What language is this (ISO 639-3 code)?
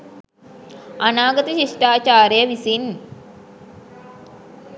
sin